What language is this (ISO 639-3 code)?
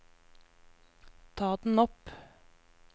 nor